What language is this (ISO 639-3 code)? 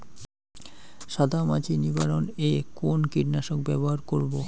ben